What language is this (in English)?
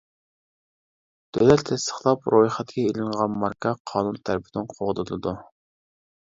Uyghur